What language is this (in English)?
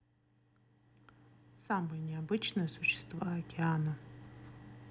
Russian